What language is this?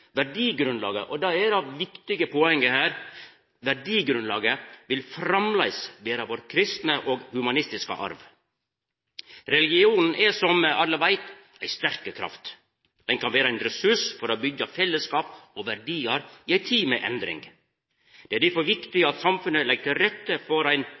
Norwegian Nynorsk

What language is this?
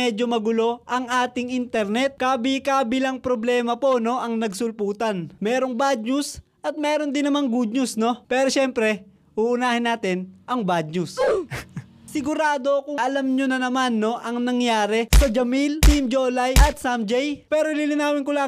Filipino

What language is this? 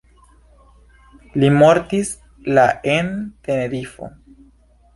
Esperanto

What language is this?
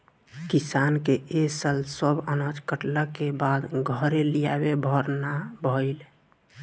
Bhojpuri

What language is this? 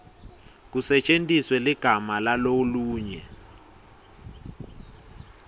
Swati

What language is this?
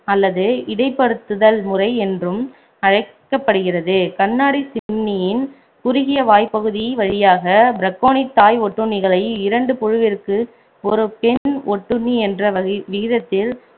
Tamil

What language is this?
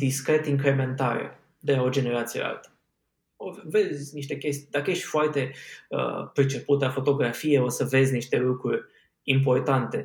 Romanian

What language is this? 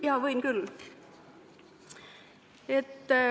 Estonian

